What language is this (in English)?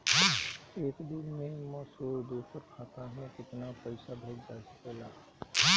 Bhojpuri